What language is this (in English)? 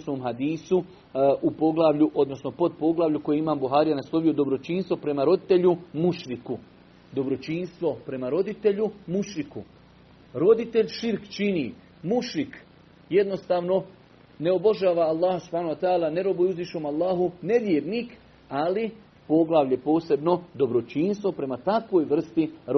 Croatian